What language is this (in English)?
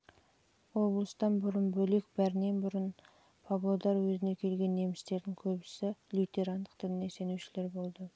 Kazakh